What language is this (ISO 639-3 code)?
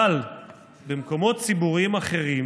heb